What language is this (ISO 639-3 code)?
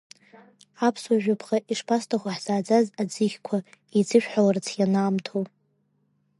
abk